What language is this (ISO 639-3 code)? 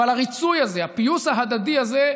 heb